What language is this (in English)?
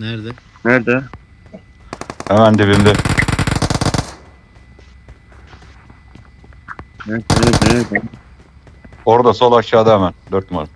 Turkish